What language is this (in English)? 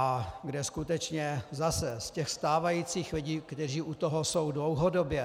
Czech